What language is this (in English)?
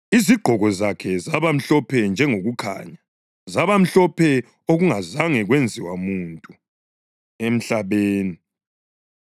North Ndebele